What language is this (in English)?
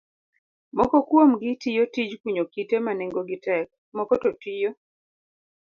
Luo (Kenya and Tanzania)